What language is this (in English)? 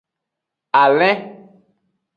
Aja (Benin)